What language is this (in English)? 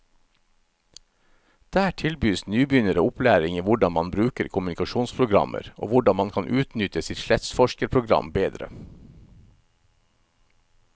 Norwegian